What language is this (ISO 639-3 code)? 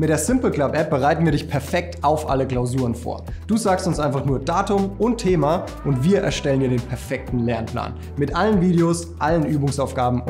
deu